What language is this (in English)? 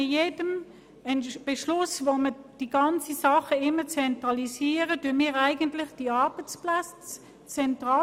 Swiss German